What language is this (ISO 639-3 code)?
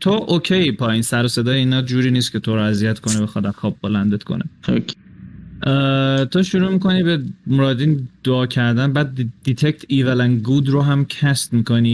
fas